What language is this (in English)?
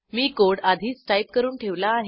Marathi